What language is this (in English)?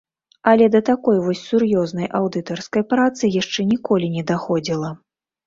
Belarusian